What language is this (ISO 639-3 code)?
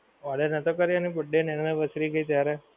guj